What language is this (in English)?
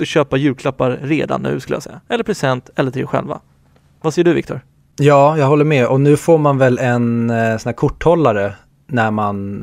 Swedish